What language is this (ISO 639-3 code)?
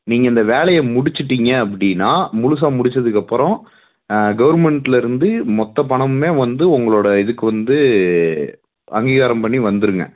tam